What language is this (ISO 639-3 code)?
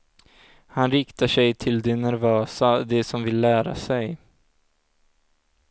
swe